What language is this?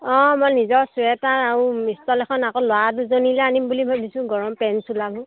Assamese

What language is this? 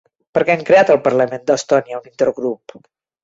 Catalan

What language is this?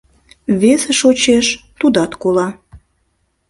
Mari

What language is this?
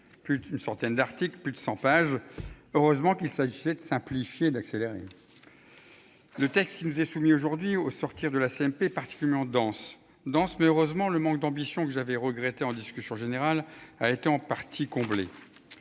French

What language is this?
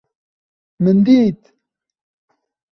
Kurdish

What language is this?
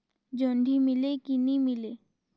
Chhattisgarhi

